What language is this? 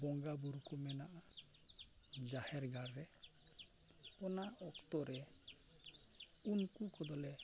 Santali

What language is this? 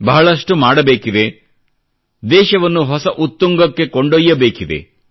Kannada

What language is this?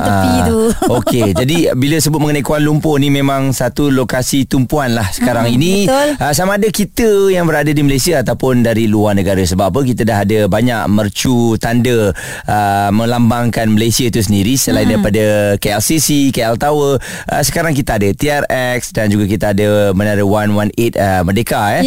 Malay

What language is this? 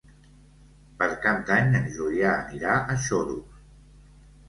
Catalan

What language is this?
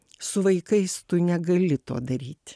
Lithuanian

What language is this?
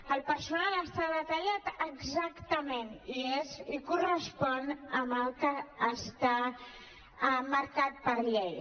Catalan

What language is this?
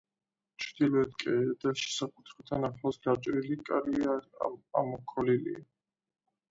Georgian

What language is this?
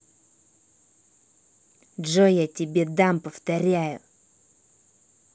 Russian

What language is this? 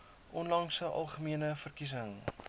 Afrikaans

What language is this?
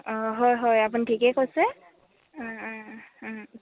Assamese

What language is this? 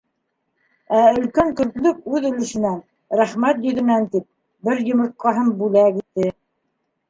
Bashkir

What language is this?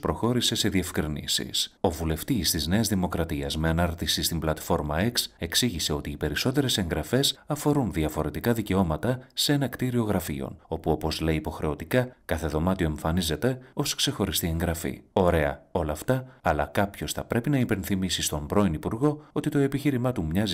Greek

